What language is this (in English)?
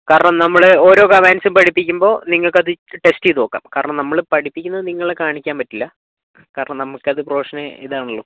Malayalam